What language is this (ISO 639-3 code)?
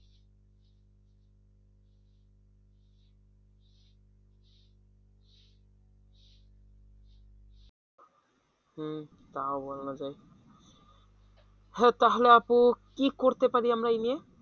ben